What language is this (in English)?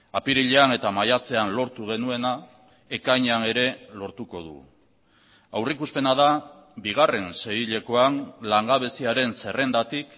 Basque